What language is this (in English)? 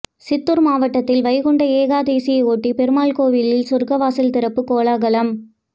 Tamil